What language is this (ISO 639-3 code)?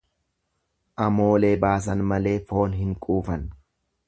orm